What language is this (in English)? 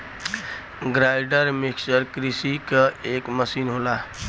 Bhojpuri